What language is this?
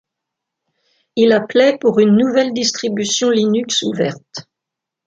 French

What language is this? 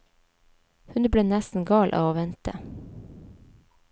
Norwegian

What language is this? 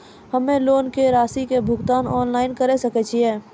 Maithili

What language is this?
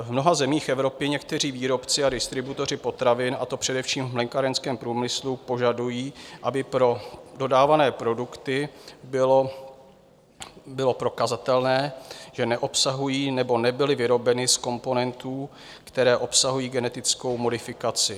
Czech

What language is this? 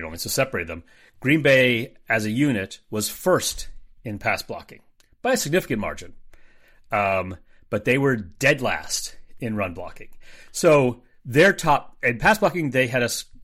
English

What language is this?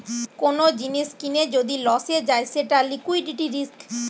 Bangla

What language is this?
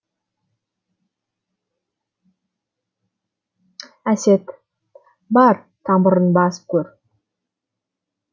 Kazakh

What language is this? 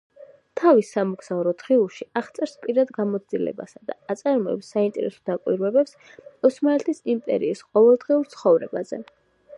Georgian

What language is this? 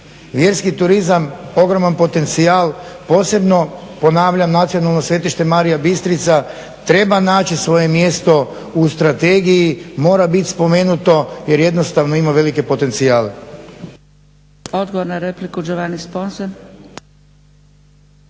Croatian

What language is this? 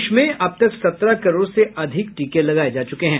Hindi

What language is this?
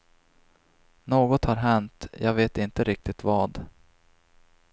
Swedish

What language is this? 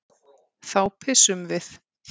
Icelandic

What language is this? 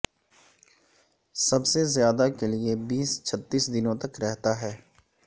Urdu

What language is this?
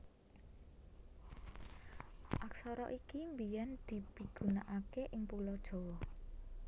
Javanese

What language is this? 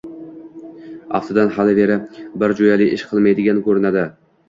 Uzbek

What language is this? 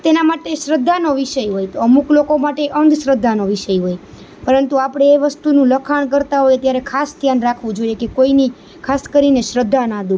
Gujarati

